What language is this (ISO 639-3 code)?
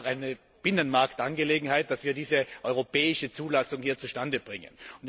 deu